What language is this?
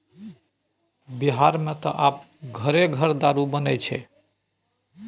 Maithili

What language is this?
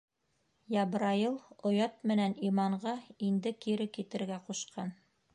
Bashkir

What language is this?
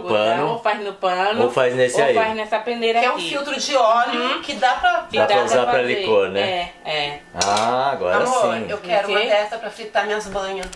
Portuguese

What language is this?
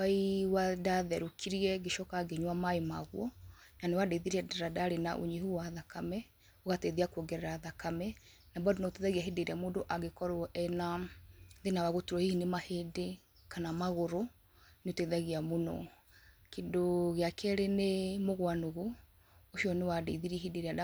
Kikuyu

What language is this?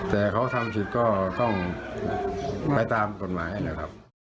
Thai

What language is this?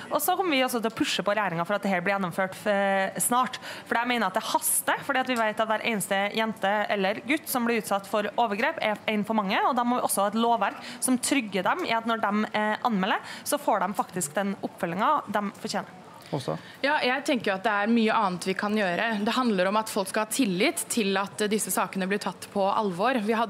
Norwegian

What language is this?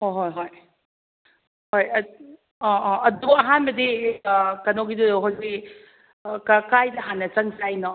Manipuri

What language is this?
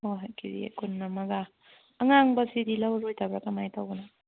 Manipuri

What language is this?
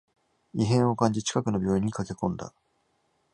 Japanese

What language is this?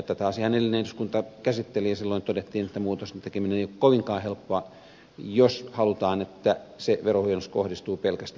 Finnish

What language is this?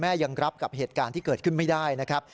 Thai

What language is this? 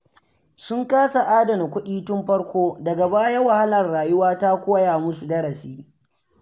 Hausa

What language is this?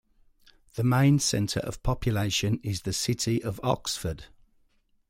English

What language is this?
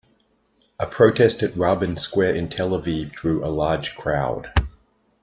English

